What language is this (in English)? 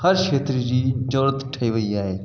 Sindhi